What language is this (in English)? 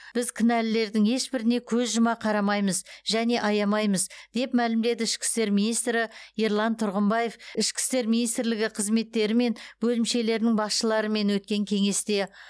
Kazakh